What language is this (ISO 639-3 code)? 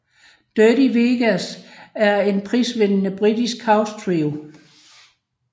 dan